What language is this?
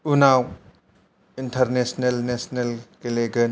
Bodo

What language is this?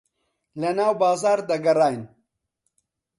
Central Kurdish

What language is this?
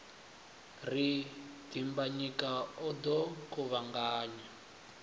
Venda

